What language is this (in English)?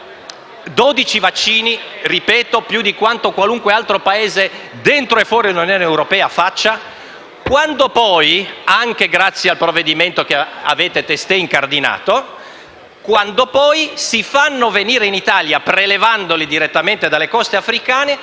Italian